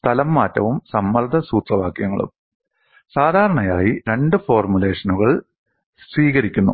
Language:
Malayalam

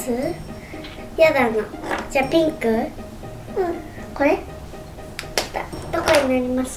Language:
Japanese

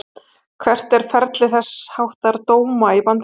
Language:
Icelandic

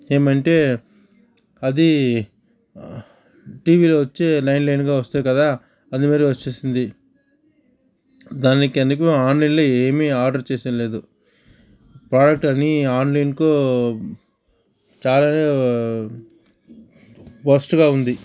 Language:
Telugu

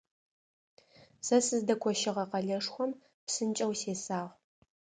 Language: Adyghe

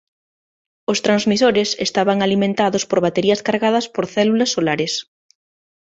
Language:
Galician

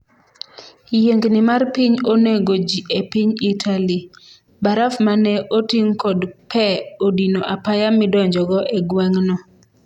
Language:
Luo (Kenya and Tanzania)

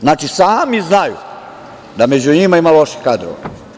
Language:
Serbian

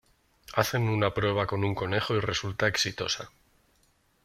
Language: Spanish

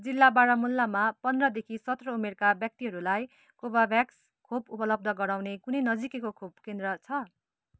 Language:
Nepali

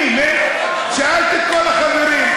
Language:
Hebrew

